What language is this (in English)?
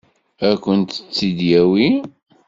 Kabyle